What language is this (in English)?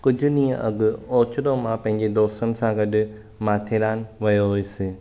Sindhi